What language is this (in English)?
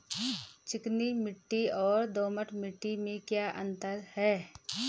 Hindi